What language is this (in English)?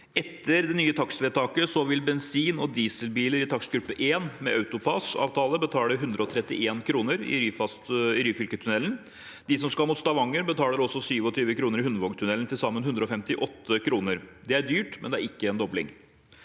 Norwegian